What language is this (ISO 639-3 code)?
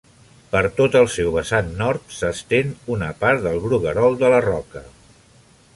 cat